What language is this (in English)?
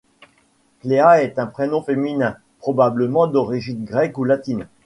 French